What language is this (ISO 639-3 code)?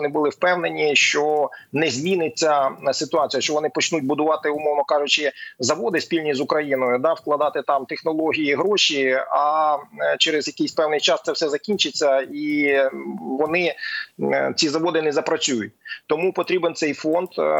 ukr